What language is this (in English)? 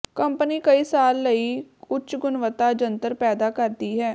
Punjabi